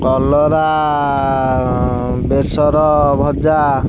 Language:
Odia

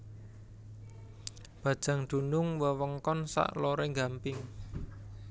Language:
Javanese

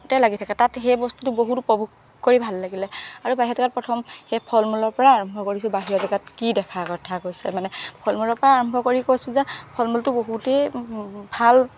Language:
Assamese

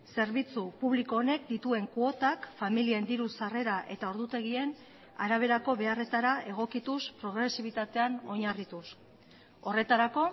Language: Basque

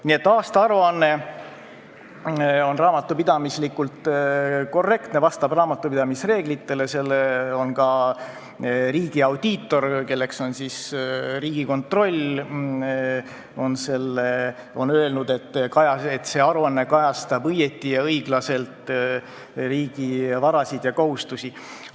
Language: Estonian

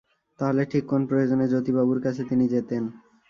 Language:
Bangla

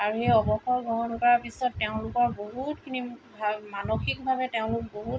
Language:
Assamese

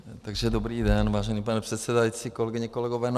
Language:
Czech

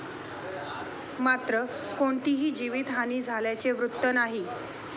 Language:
Marathi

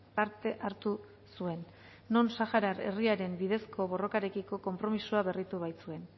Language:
Basque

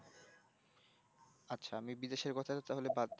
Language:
Bangla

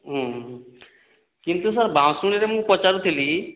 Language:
Odia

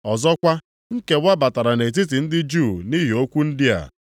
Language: Igbo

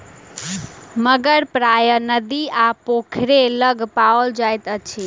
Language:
Maithili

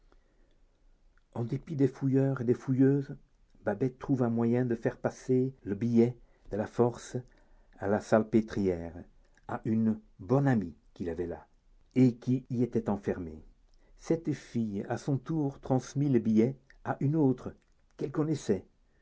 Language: French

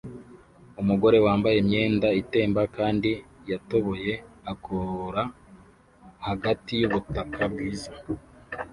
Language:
Kinyarwanda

